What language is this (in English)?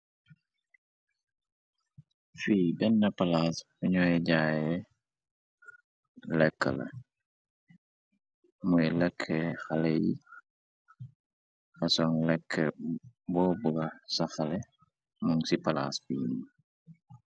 Wolof